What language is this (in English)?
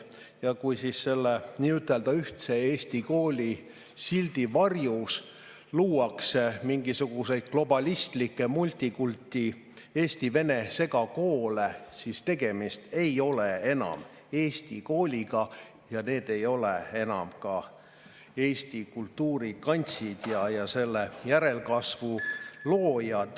Estonian